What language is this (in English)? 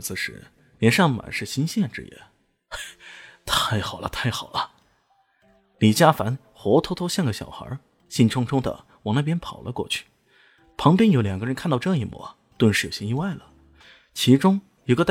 Chinese